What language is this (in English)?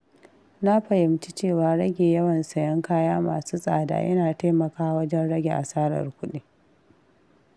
Hausa